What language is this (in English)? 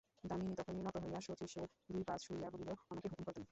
Bangla